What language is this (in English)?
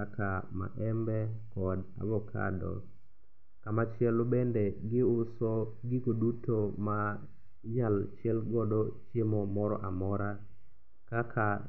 Luo (Kenya and Tanzania)